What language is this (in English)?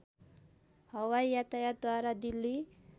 Nepali